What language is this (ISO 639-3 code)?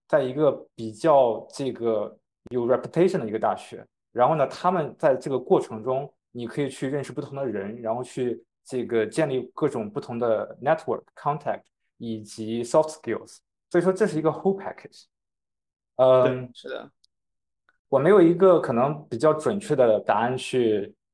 zho